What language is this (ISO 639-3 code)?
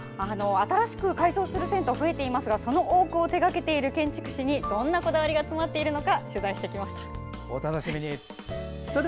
jpn